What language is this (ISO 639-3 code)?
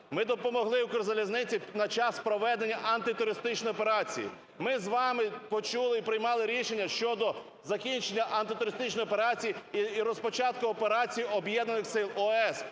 ukr